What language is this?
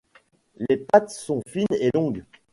French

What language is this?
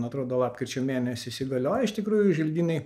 Lithuanian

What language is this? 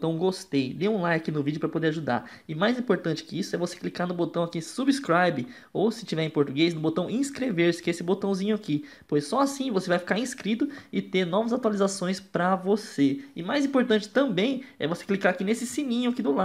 Portuguese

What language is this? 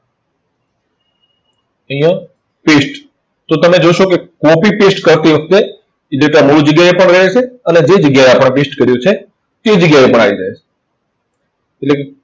Gujarati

